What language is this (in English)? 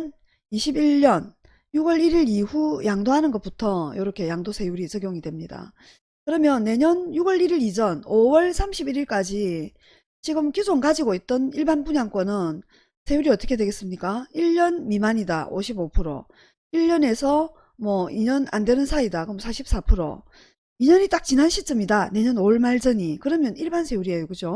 Korean